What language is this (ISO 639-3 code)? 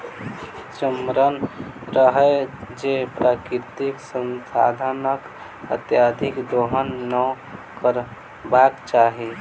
mai